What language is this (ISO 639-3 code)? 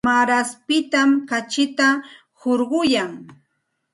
qxt